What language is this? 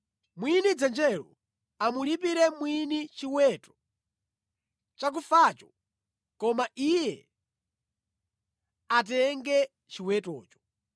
Nyanja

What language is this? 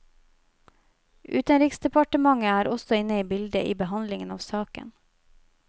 Norwegian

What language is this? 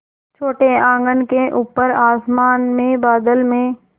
Hindi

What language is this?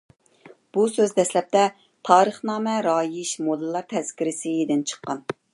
Uyghur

